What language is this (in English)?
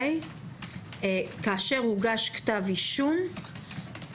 Hebrew